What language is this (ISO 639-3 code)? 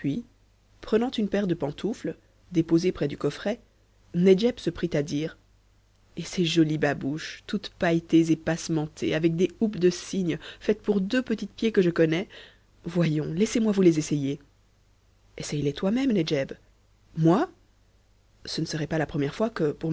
fra